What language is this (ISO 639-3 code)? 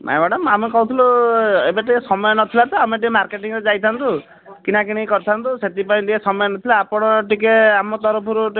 ori